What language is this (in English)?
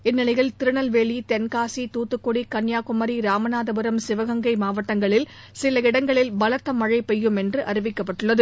Tamil